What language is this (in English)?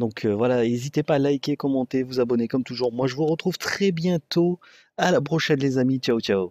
French